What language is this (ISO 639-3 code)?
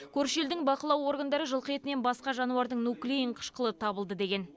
kaz